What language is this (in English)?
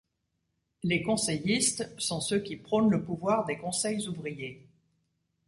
French